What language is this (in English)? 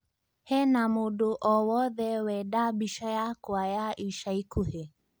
Kikuyu